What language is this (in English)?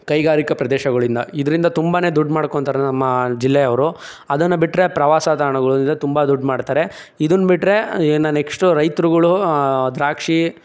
Kannada